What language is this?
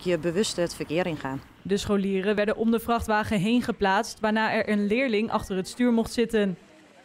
Dutch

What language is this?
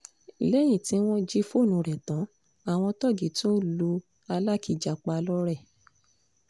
Yoruba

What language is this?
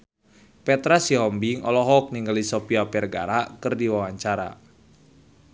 Sundanese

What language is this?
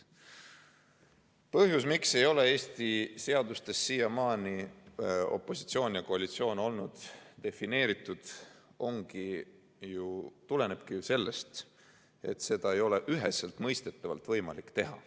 Estonian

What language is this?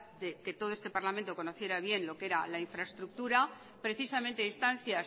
Spanish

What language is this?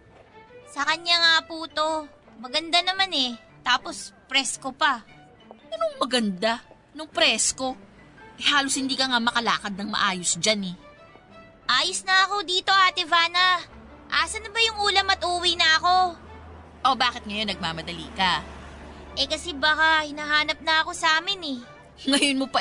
Filipino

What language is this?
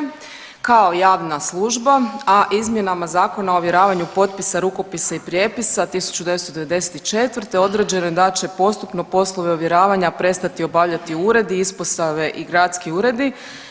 Croatian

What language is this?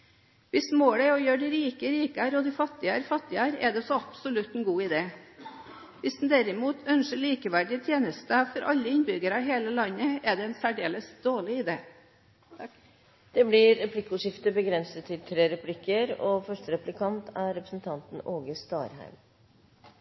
Norwegian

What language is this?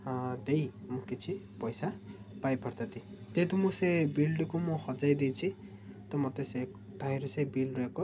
Odia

